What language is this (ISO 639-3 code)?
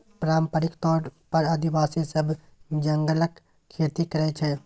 mai